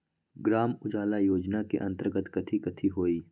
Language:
Magahi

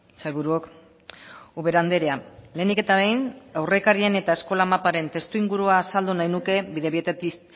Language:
Basque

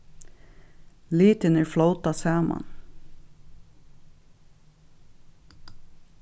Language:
Faroese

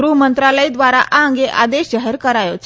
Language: Gujarati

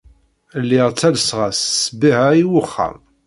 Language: Kabyle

